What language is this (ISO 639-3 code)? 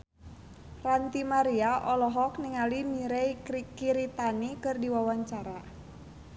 sun